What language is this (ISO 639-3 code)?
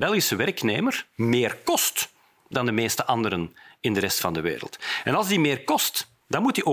nld